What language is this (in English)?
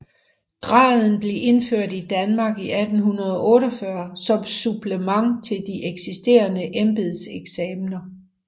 Danish